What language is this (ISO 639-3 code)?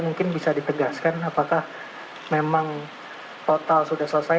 ind